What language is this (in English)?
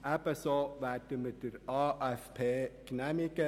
Swiss German